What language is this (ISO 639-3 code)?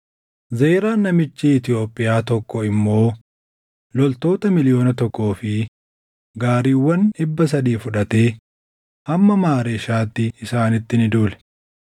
orm